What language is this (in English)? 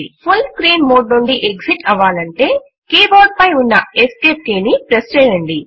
Telugu